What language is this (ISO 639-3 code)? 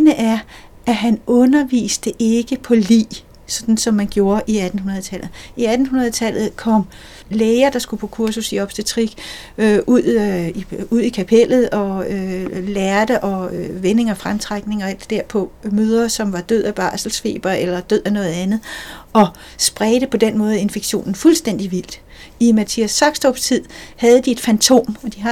dan